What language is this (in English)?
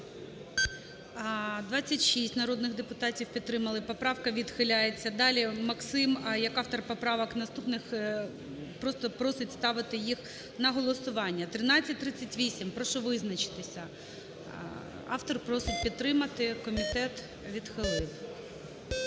Ukrainian